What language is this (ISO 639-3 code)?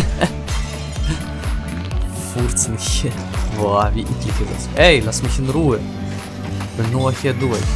deu